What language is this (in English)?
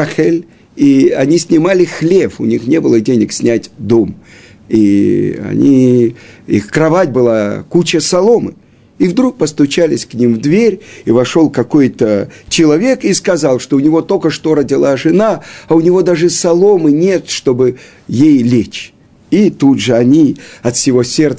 Russian